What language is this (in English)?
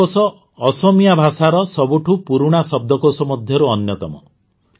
Odia